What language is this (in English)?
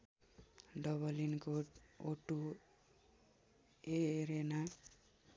Nepali